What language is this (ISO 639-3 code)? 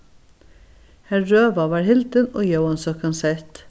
fao